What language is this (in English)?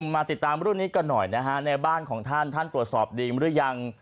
Thai